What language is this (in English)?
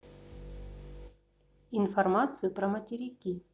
Russian